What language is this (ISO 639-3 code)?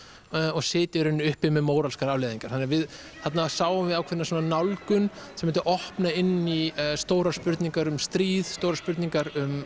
isl